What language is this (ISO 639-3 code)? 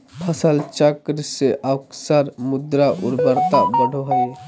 mag